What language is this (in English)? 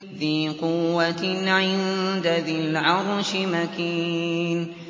Arabic